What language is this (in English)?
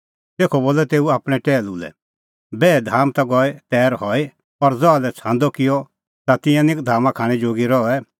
Kullu Pahari